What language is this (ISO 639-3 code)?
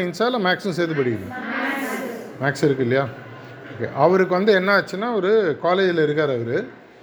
tam